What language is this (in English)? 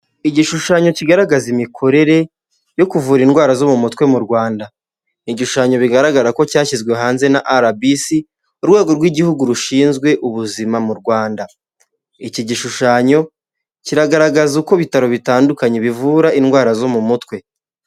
Kinyarwanda